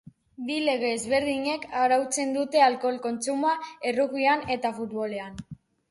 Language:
Basque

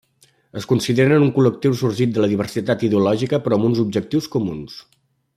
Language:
Catalan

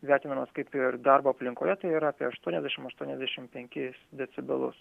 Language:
Lithuanian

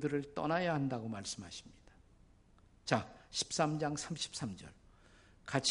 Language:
Korean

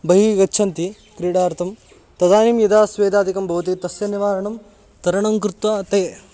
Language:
Sanskrit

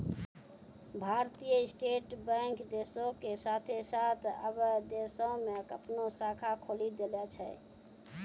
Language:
Maithili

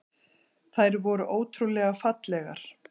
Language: Icelandic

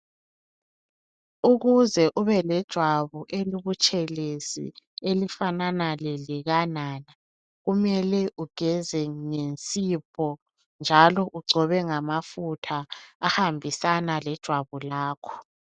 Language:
North Ndebele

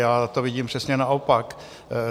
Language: Czech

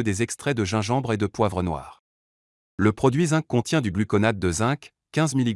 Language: French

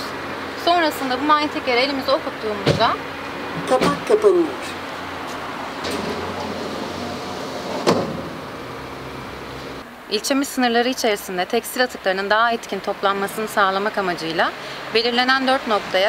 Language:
Turkish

